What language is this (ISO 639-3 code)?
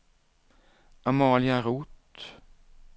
swe